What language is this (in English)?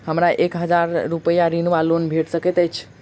Maithili